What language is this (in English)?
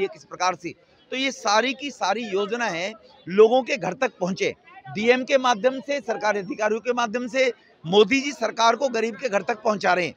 Hindi